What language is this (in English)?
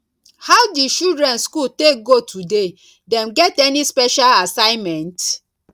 Nigerian Pidgin